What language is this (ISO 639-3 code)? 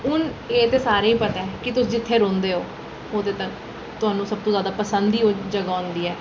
doi